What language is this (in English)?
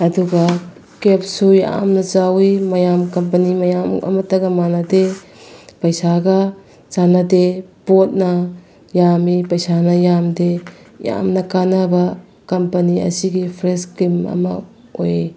Manipuri